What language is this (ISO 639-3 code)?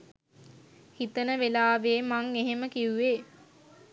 sin